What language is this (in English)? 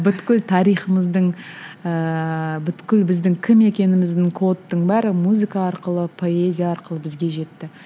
Kazakh